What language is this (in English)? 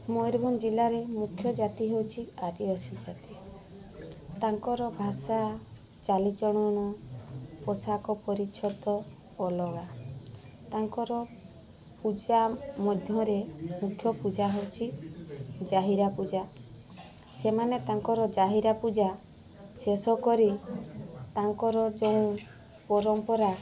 Odia